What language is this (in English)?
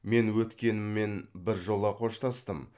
Kazakh